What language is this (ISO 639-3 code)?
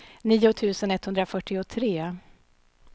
swe